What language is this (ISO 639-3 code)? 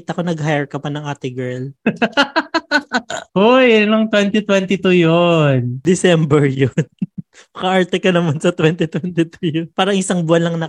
fil